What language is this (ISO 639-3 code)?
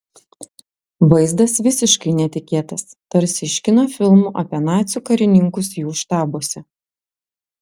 lit